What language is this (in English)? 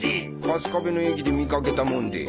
Japanese